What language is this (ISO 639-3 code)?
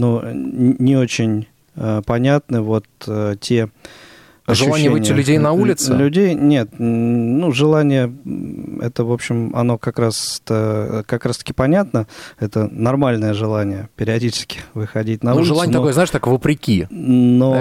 rus